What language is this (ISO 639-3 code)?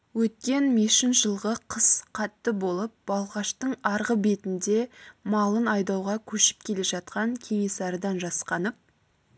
kaz